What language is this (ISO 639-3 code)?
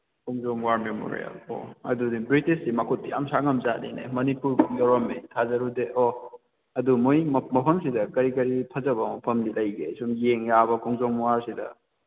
mni